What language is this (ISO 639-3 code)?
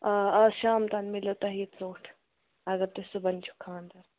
kas